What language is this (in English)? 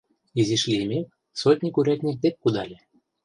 Mari